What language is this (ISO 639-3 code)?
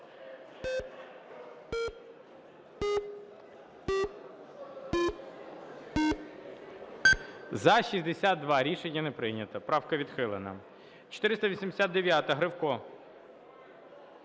ukr